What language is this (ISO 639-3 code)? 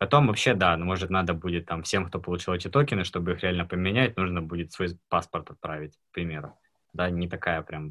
rus